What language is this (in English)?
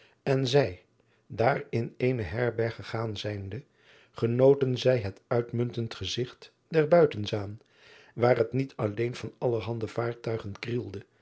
Dutch